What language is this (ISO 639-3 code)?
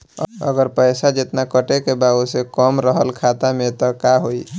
bho